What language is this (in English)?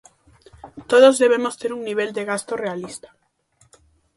Galician